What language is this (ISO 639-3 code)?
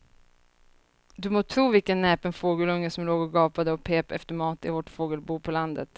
swe